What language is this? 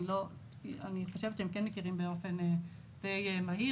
Hebrew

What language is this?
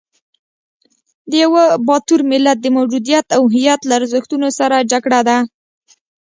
Pashto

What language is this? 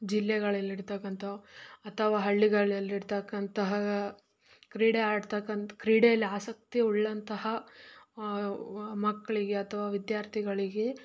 Kannada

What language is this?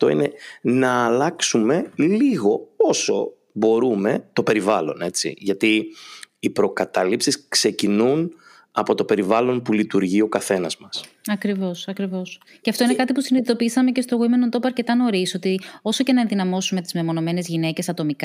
Greek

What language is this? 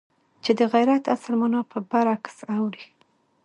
Pashto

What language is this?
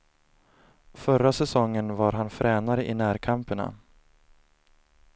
Swedish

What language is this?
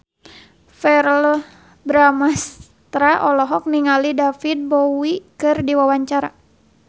Sundanese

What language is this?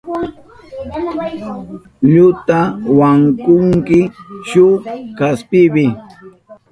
Southern Pastaza Quechua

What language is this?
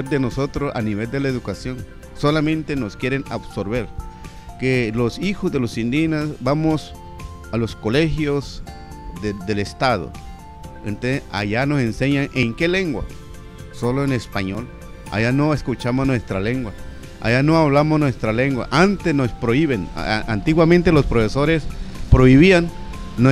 Spanish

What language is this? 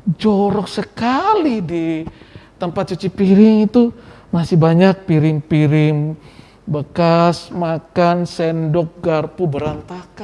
Indonesian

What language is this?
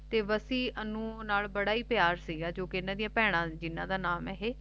Punjabi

